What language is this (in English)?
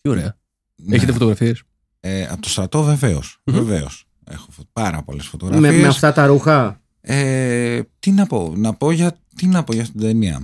Greek